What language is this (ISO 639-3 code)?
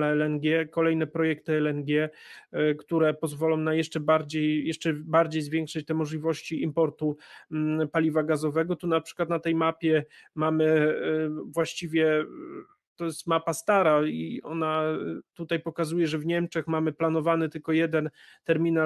pol